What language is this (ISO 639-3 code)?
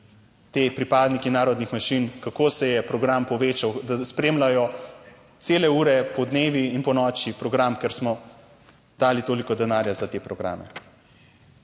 slv